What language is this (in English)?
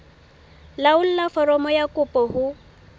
Southern Sotho